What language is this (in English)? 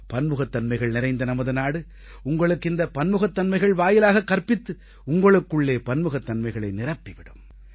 Tamil